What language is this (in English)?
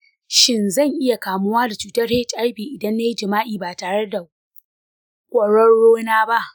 Hausa